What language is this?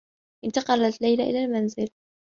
Arabic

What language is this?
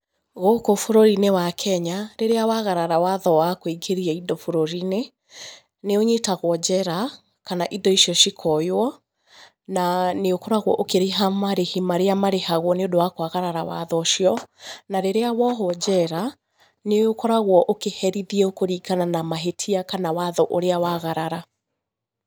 Kikuyu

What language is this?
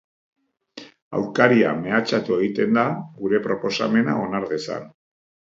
Basque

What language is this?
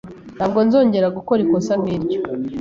Kinyarwanda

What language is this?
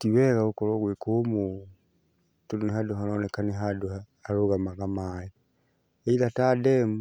Kikuyu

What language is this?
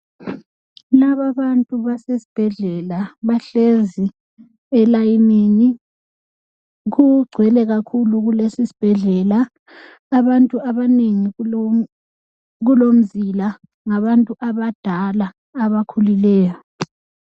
North Ndebele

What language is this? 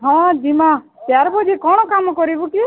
Odia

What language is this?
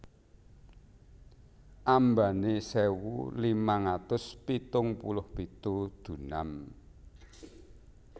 Javanese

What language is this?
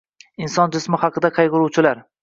Uzbek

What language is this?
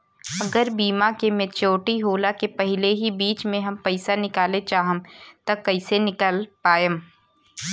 Bhojpuri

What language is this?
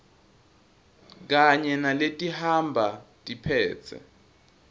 Swati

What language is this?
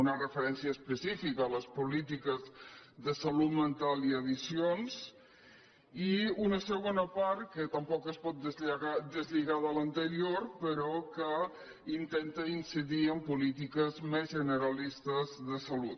Catalan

